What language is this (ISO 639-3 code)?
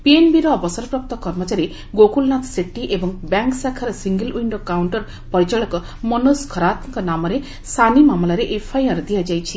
ori